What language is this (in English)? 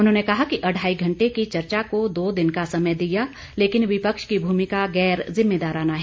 Hindi